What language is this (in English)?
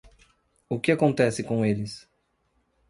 Portuguese